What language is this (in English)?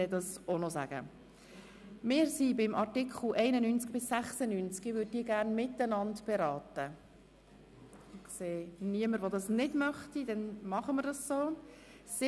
Swiss German